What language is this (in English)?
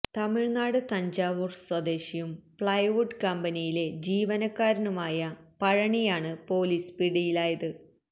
Malayalam